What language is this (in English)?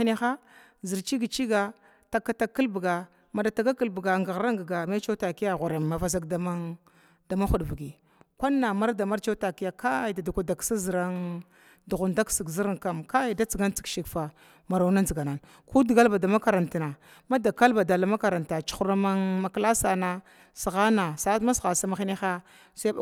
Glavda